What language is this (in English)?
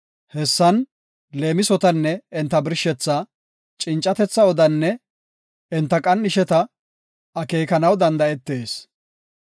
Gofa